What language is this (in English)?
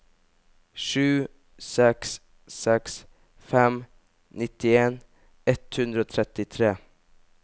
Norwegian